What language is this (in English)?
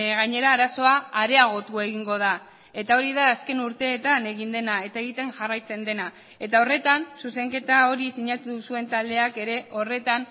Basque